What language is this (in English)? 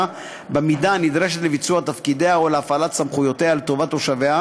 Hebrew